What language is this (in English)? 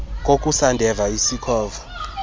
Xhosa